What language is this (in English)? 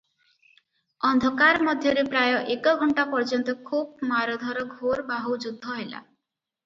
Odia